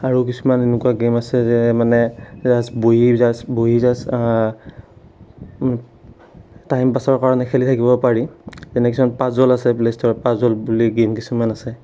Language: Assamese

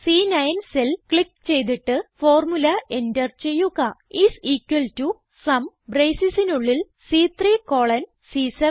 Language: Malayalam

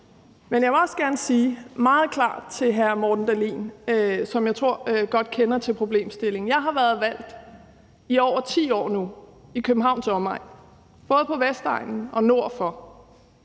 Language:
Danish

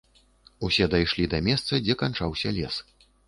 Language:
Belarusian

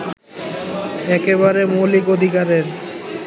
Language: Bangla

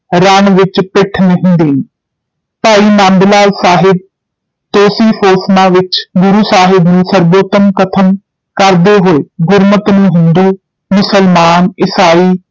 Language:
Punjabi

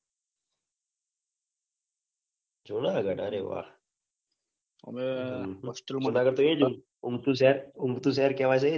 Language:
Gujarati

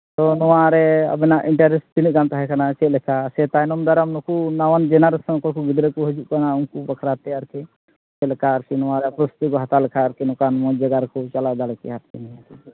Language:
Santali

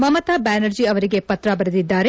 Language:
Kannada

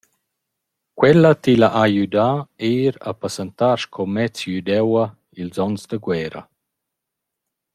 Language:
Romansh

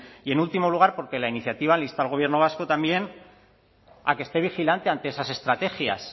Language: Spanish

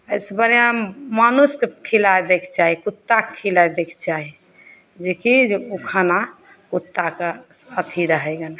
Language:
Maithili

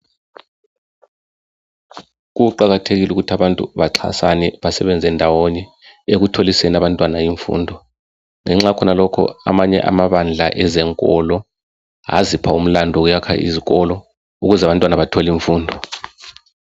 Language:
North Ndebele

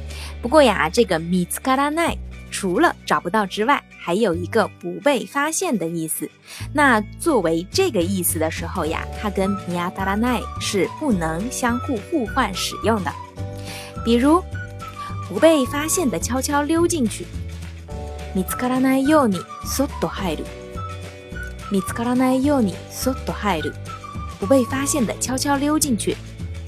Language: Chinese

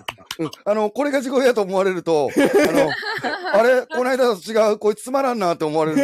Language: Japanese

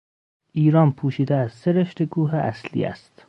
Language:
Persian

